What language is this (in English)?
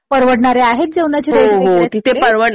Marathi